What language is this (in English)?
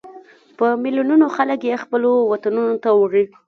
Pashto